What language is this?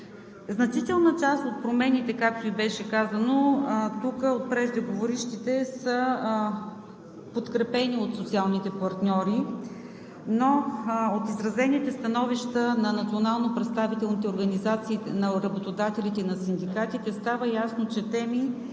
Bulgarian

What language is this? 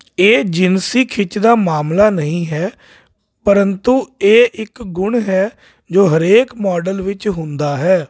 Punjabi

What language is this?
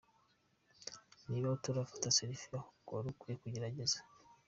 Kinyarwanda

